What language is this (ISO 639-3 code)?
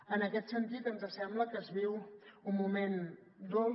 cat